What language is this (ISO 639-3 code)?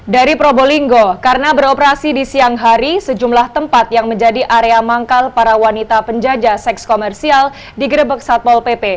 ind